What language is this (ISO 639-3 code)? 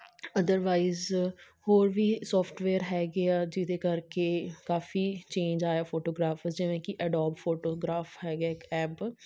pan